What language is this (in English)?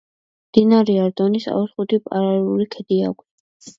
Georgian